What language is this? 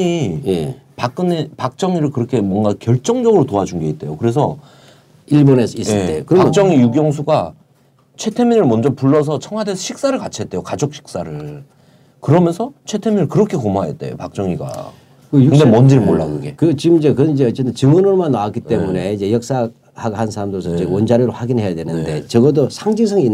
Korean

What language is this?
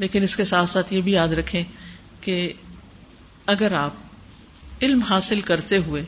Urdu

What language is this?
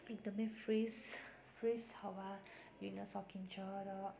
Nepali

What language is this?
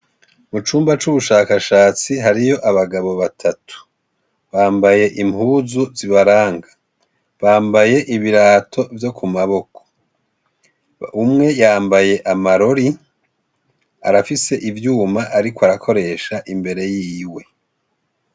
Rundi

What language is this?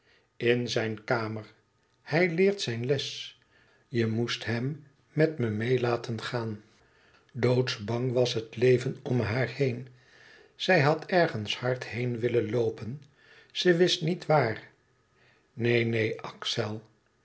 Dutch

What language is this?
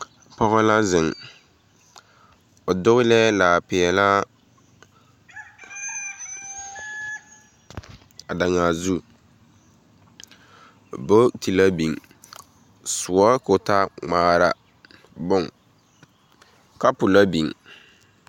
Southern Dagaare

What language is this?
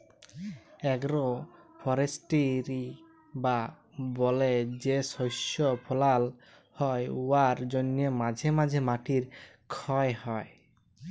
Bangla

